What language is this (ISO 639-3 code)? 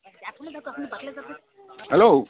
asm